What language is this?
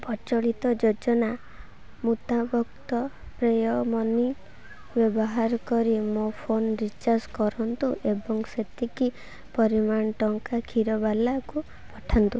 Odia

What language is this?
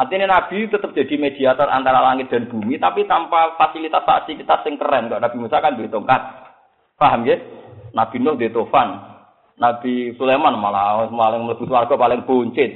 Malay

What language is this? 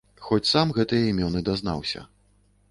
Belarusian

